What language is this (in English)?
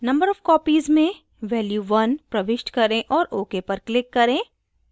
Hindi